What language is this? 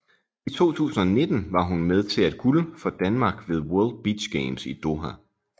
Danish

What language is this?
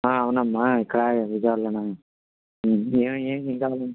Telugu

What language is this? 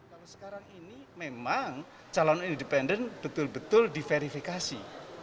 Indonesian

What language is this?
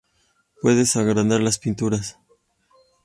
Spanish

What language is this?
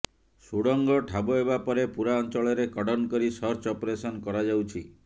Odia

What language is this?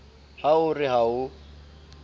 Southern Sotho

